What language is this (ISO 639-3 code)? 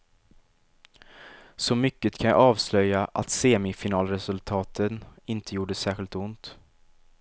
swe